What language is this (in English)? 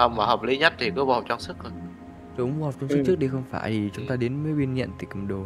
Vietnamese